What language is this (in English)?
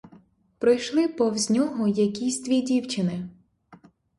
Ukrainian